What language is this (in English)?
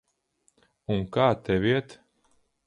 Latvian